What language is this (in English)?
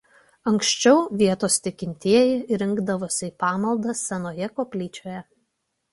Lithuanian